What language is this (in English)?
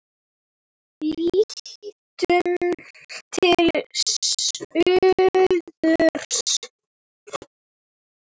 Icelandic